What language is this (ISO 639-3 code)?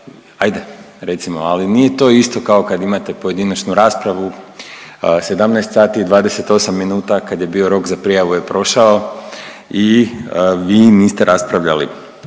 hrv